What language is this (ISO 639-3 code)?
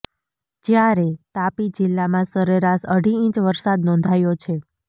guj